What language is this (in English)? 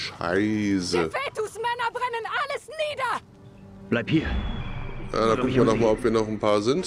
German